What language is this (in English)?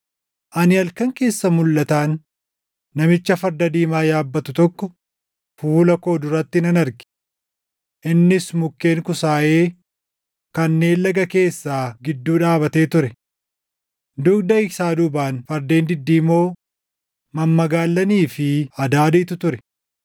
Oromo